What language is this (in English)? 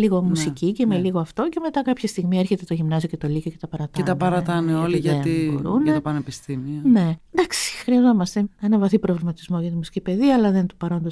Greek